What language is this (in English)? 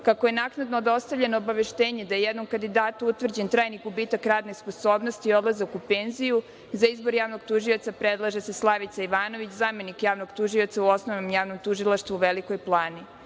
Serbian